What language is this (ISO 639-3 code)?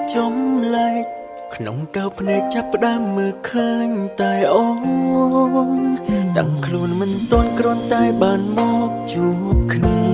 khm